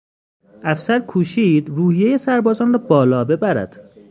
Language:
Persian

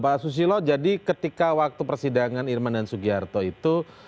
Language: Indonesian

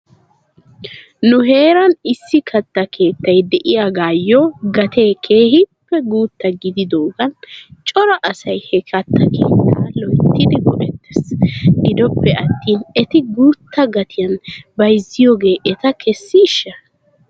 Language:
Wolaytta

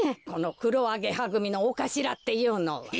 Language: Japanese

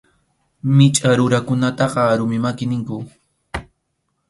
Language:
Arequipa-La Unión Quechua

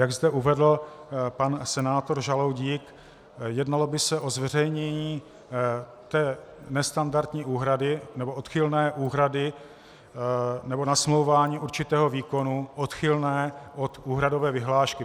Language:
Czech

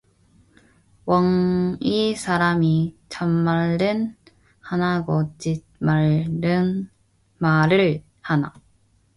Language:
Korean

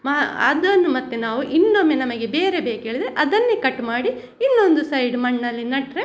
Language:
Kannada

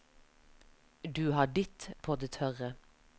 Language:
Norwegian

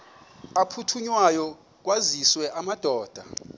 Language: Xhosa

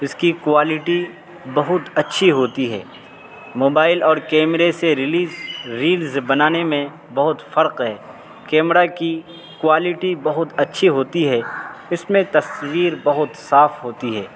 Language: Urdu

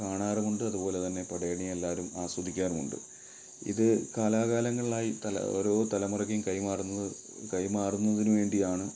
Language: Malayalam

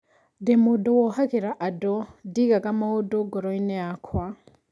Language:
Kikuyu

